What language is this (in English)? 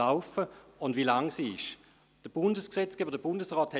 Swiss German